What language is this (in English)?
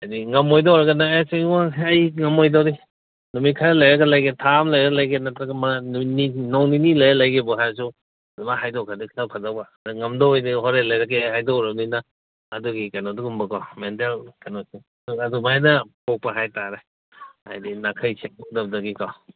Manipuri